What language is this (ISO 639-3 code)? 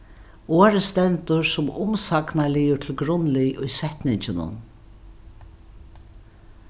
fao